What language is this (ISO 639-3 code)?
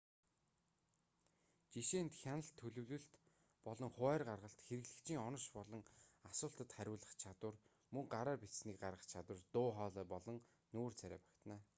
mon